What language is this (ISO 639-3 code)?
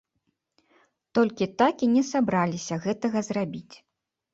bel